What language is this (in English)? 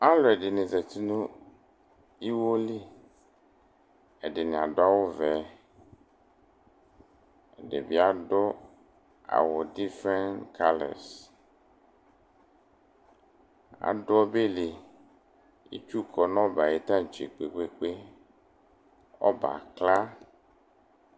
Ikposo